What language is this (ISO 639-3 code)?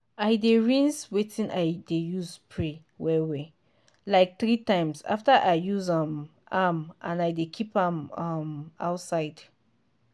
pcm